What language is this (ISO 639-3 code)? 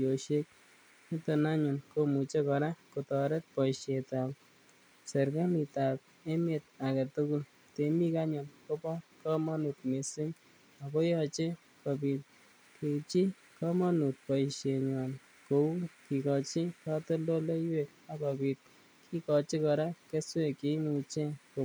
kln